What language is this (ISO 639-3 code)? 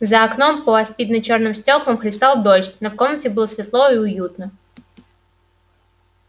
rus